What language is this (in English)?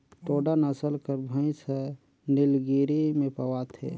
Chhattisgarhi